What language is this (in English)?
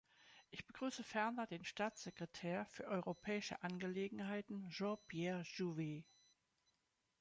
German